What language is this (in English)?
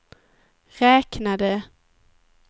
Swedish